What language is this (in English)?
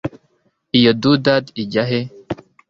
Kinyarwanda